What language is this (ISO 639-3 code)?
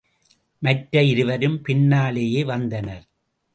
tam